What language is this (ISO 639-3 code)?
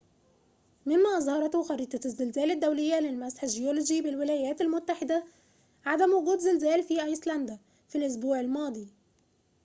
ara